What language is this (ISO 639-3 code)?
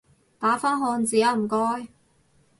yue